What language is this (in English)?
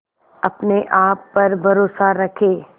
Hindi